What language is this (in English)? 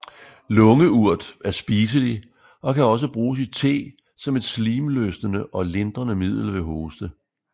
Danish